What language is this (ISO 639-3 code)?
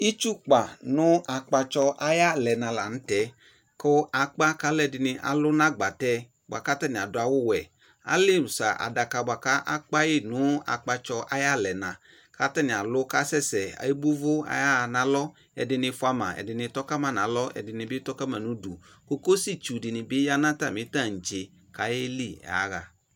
kpo